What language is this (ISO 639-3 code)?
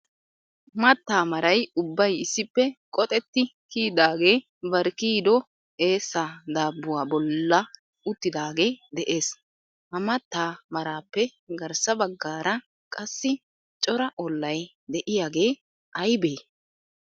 wal